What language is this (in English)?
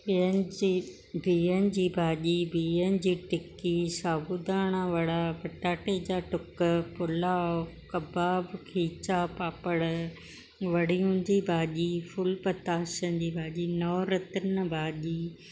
Sindhi